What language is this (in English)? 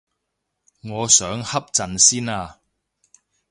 Cantonese